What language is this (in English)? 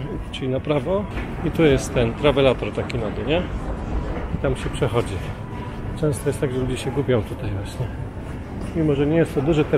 Polish